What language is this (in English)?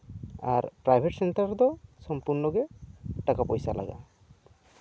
Santali